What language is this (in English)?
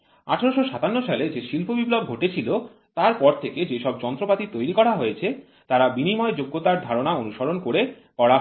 Bangla